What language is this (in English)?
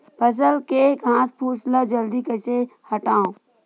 Chhattisgarhi